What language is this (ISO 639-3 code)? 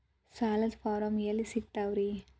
kan